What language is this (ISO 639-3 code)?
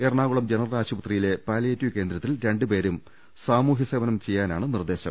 mal